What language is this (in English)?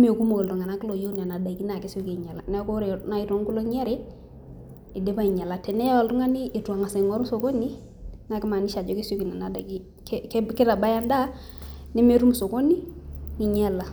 Masai